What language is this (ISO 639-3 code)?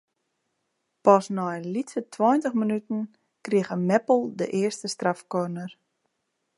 fry